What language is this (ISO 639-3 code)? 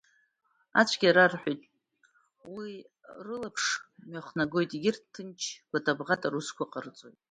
abk